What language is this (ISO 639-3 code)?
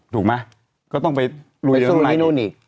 tha